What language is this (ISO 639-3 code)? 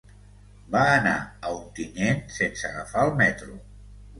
cat